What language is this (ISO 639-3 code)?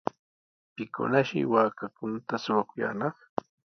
qws